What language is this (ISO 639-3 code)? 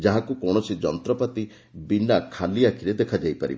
ori